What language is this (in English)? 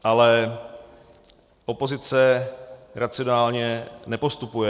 Czech